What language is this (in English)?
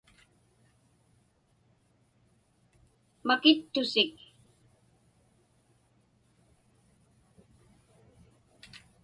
Inupiaq